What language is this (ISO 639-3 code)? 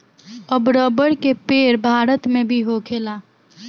bho